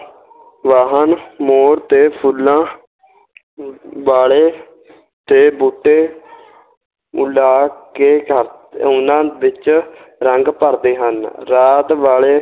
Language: Punjabi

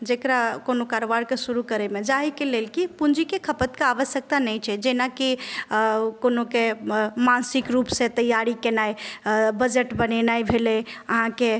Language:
Maithili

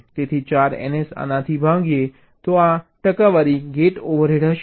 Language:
Gujarati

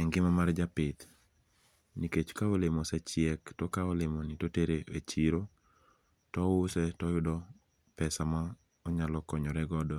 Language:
Luo (Kenya and Tanzania)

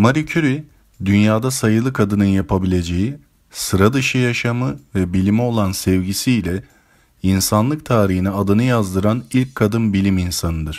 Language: Turkish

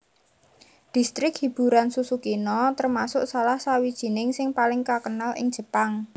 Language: Javanese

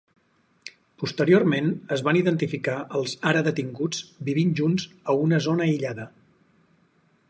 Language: Catalan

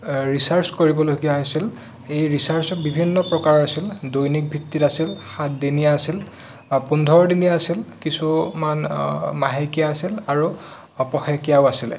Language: Assamese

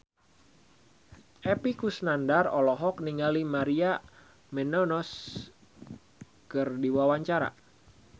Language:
Sundanese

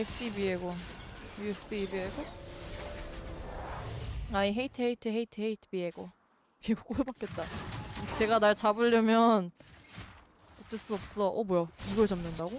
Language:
Korean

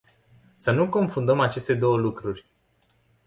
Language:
Romanian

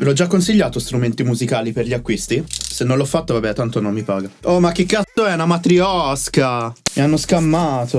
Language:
Italian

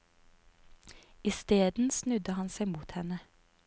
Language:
Norwegian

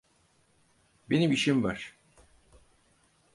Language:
Turkish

